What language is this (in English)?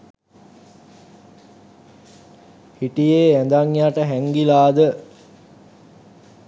Sinhala